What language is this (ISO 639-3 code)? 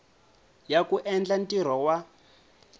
tso